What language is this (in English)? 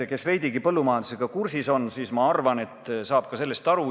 Estonian